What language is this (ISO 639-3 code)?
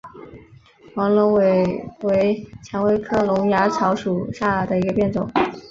zho